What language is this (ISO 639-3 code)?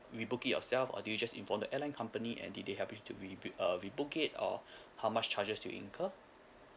eng